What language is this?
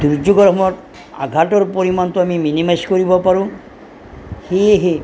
Assamese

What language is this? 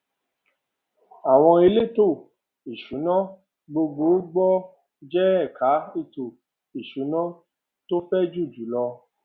Yoruba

